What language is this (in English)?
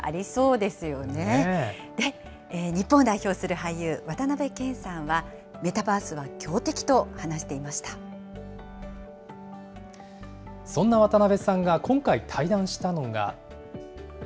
Japanese